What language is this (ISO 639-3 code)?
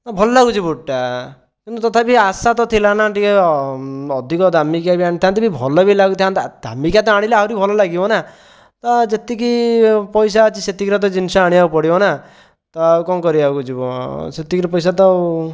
ori